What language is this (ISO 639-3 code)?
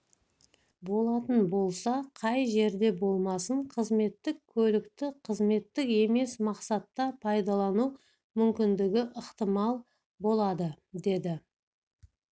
kaz